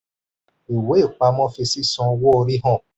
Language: Yoruba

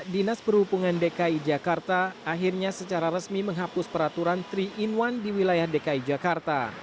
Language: Indonesian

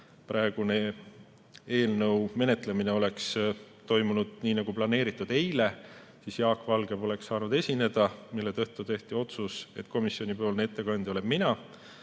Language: Estonian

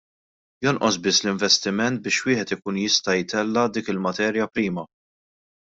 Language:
Maltese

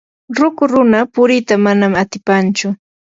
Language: Yanahuanca Pasco Quechua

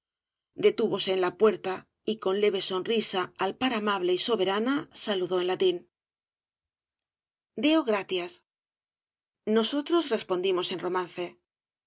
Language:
Spanish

